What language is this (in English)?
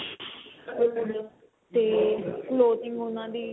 Punjabi